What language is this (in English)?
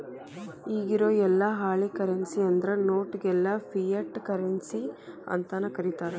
Kannada